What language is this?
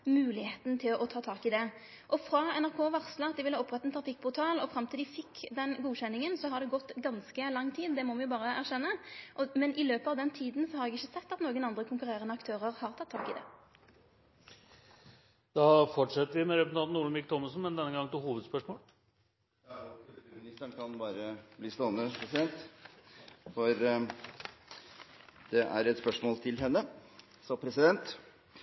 Norwegian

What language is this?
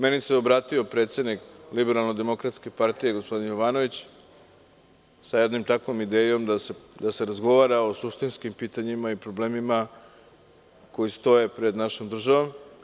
Serbian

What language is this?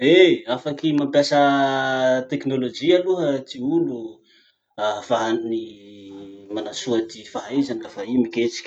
Masikoro Malagasy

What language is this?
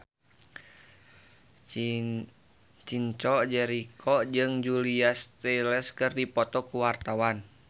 Sundanese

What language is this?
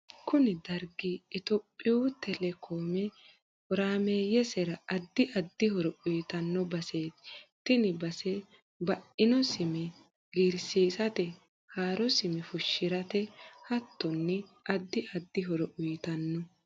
Sidamo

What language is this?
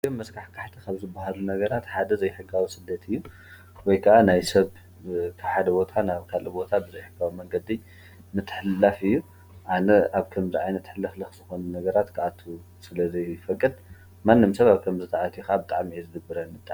Tigrinya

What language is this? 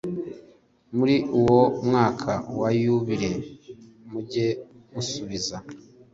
Kinyarwanda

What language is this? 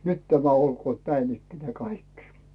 Finnish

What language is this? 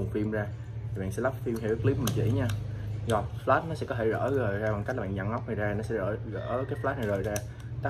Vietnamese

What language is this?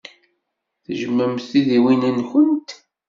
Kabyle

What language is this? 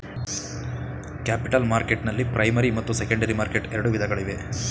Kannada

